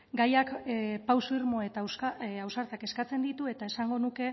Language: Basque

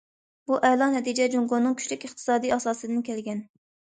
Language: Uyghur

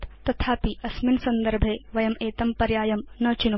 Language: Sanskrit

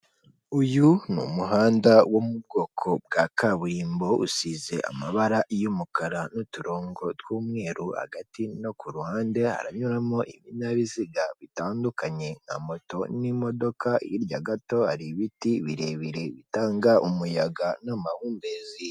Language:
Kinyarwanda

